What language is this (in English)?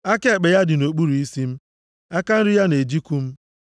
Igbo